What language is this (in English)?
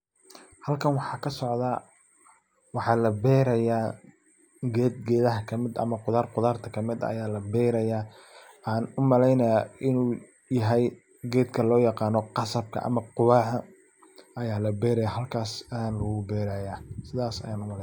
Somali